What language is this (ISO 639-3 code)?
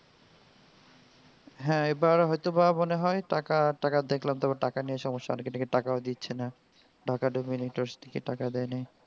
ben